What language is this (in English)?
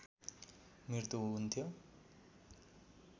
Nepali